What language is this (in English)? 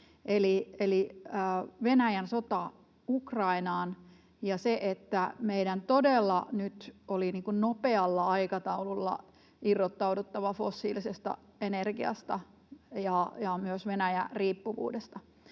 Finnish